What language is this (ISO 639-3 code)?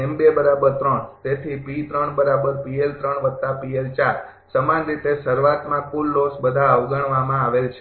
guj